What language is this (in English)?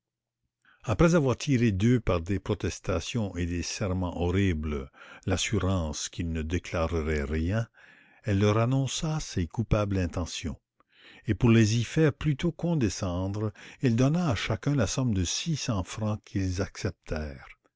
French